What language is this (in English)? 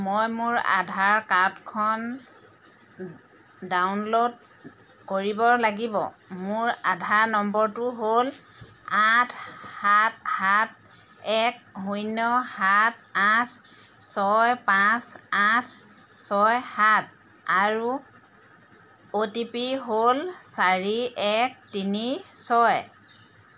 Assamese